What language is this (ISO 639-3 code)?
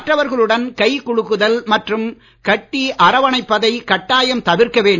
tam